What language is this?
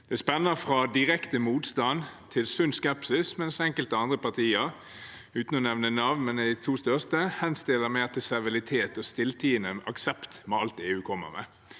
Norwegian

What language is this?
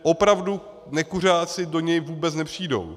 Czech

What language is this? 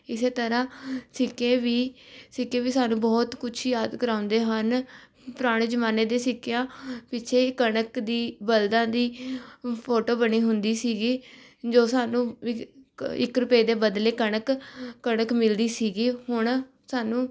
Punjabi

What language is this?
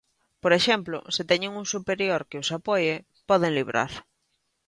Galician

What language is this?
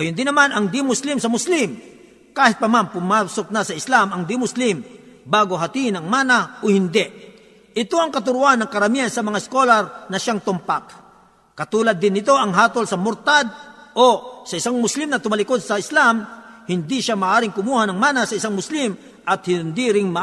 Filipino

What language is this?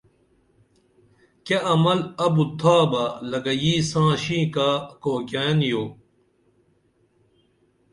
Dameli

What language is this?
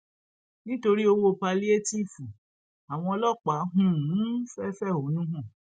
Yoruba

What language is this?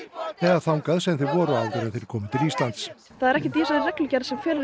Icelandic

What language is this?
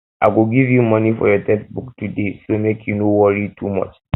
Nigerian Pidgin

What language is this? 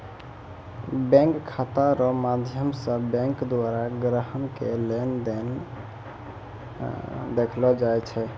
Maithili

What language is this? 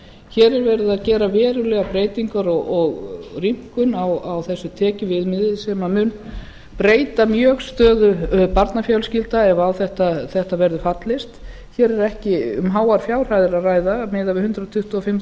Icelandic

